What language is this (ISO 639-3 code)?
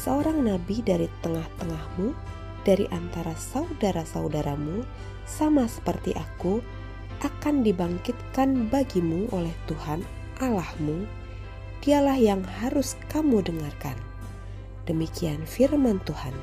ind